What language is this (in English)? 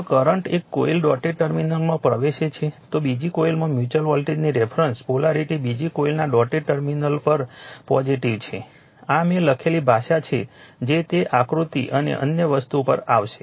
Gujarati